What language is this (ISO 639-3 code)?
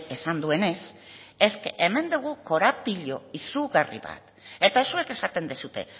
eus